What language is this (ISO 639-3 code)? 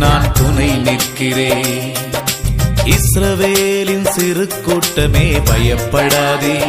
tam